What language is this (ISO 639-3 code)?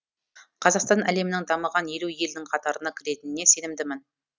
kaz